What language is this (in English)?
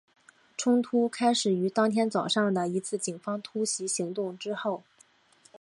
Chinese